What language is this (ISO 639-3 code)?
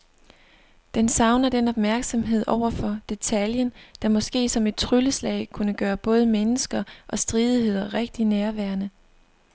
dan